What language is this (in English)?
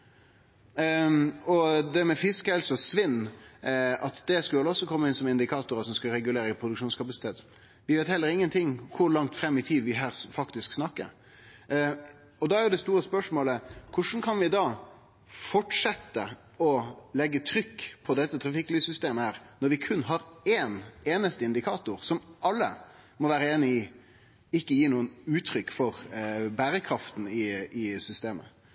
Norwegian Nynorsk